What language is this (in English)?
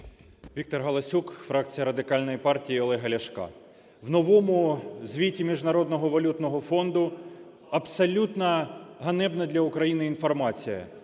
Ukrainian